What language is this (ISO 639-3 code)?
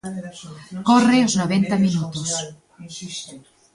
glg